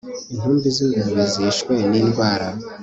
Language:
Kinyarwanda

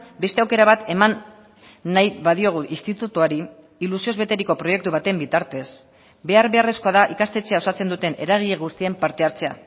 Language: Basque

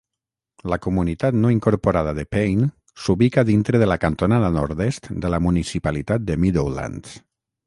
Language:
Catalan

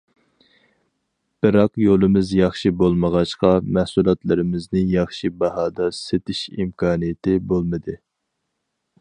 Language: Uyghur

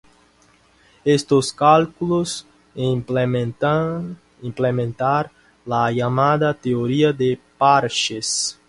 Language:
Spanish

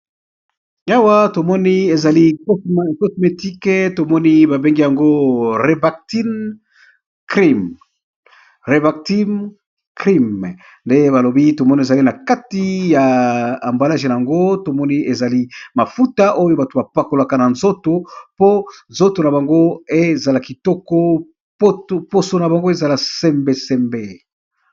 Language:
Lingala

